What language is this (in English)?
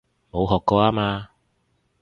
Cantonese